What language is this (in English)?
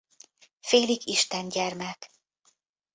Hungarian